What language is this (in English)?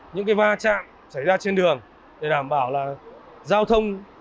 Vietnamese